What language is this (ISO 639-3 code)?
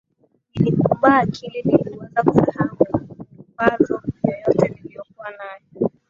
swa